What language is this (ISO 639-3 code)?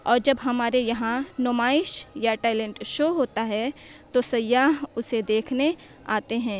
urd